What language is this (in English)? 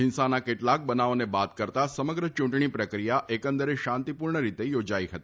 Gujarati